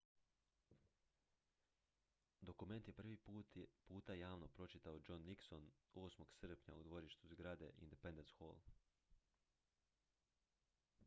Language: Croatian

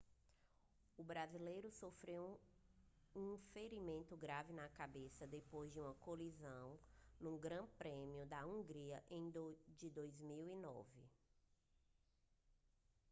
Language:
Portuguese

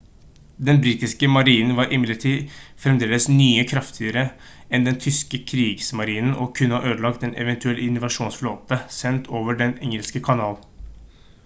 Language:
Norwegian Bokmål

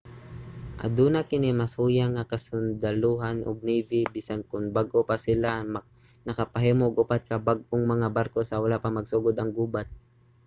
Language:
Cebuano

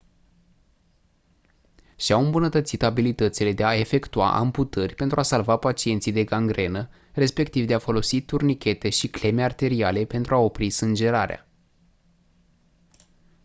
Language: Romanian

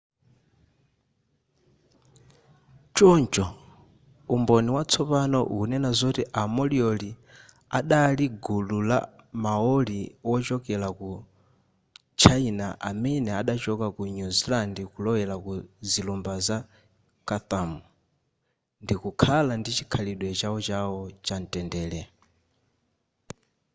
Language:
Nyanja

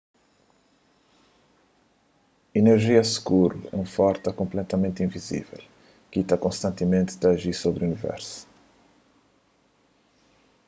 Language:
Kabuverdianu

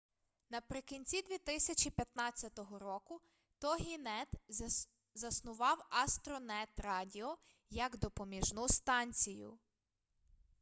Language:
Ukrainian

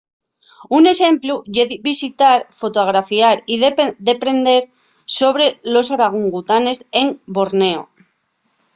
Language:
Asturian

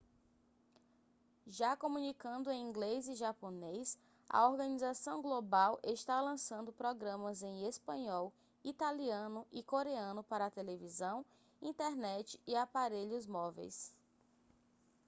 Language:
Portuguese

